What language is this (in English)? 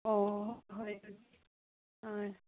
Manipuri